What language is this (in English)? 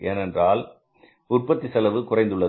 Tamil